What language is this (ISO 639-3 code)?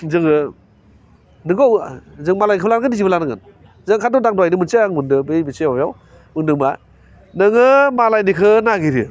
brx